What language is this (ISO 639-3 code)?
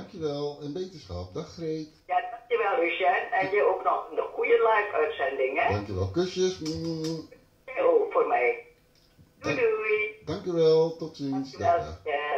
nld